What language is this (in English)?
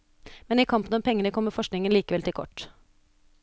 Norwegian